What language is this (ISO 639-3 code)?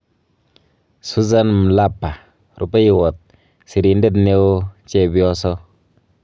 kln